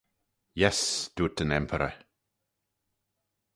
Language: Manx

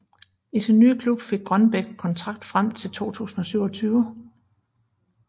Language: Danish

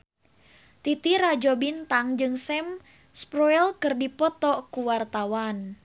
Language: Sundanese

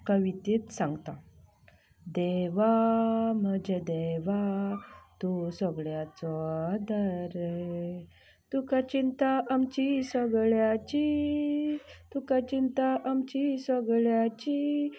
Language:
Konkani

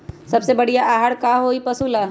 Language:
Magahi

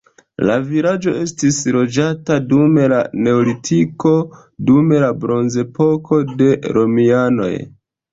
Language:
Esperanto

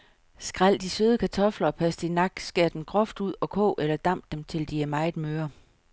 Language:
Danish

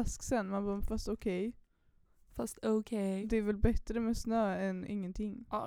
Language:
Swedish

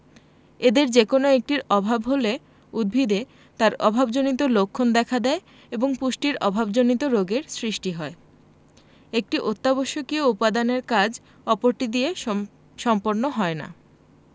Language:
Bangla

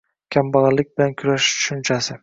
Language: Uzbek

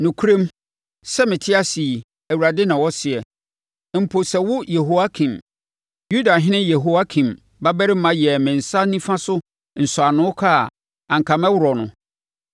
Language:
Akan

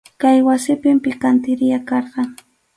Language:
Arequipa-La Unión Quechua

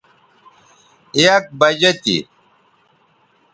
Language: Bateri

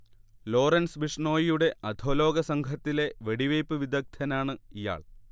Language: Malayalam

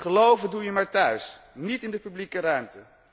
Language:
Dutch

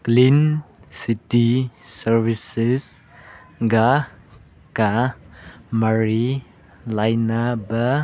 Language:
Manipuri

